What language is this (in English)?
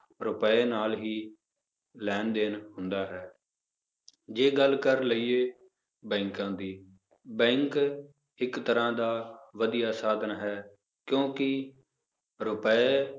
Punjabi